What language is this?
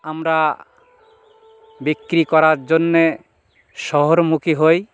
Bangla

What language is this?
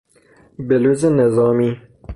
Persian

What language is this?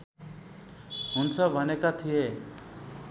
Nepali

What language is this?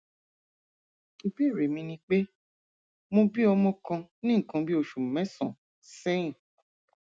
Yoruba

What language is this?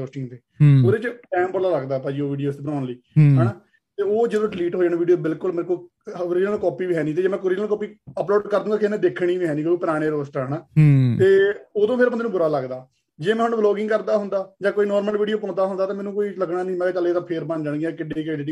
Punjabi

